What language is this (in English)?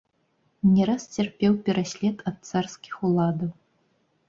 Belarusian